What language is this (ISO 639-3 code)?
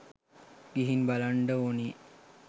sin